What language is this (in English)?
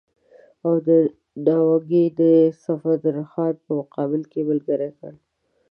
Pashto